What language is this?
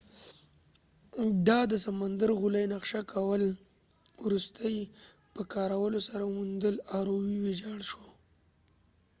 Pashto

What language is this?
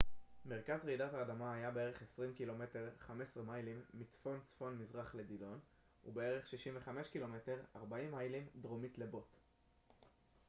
Hebrew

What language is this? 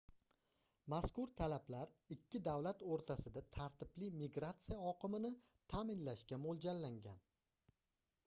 Uzbek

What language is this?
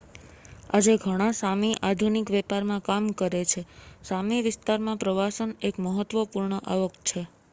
Gujarati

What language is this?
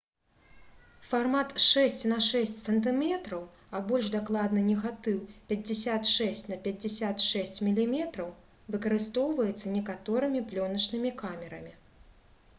Belarusian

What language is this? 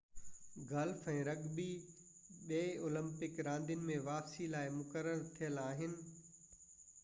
Sindhi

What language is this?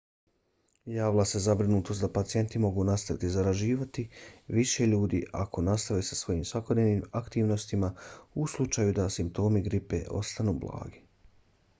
Bosnian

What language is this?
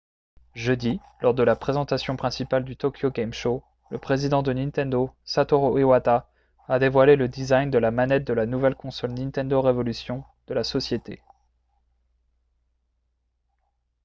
French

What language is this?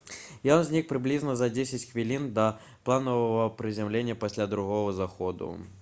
Belarusian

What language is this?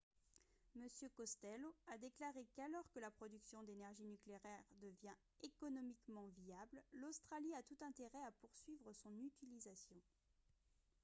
French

